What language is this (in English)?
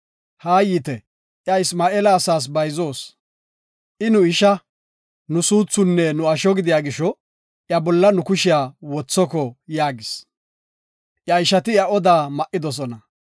Gofa